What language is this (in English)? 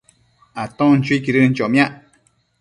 Matsés